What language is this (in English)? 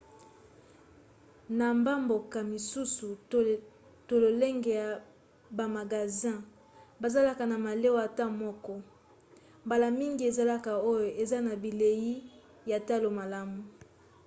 Lingala